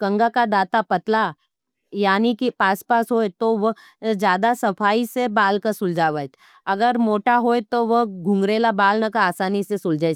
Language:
Nimadi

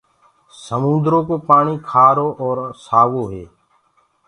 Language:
Gurgula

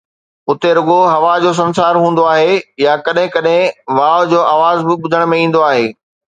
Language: Sindhi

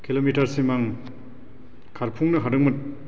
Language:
Bodo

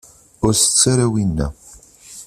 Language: Kabyle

